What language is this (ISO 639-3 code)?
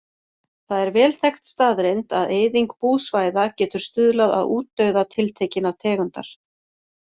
isl